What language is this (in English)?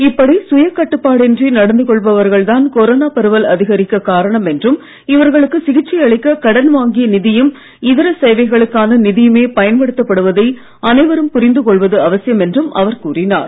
Tamil